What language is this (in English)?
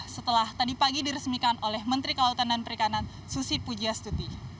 Indonesian